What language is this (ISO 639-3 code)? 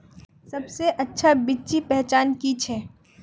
mag